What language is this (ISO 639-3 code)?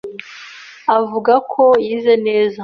kin